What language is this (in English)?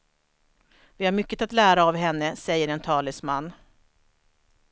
Swedish